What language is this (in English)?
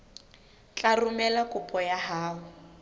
Southern Sotho